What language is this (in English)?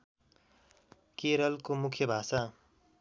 Nepali